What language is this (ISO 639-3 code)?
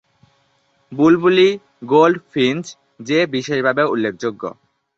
ben